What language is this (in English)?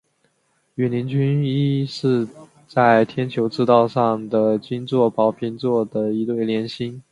Chinese